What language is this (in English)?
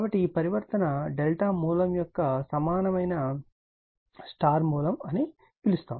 Telugu